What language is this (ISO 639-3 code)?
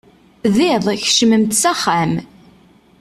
kab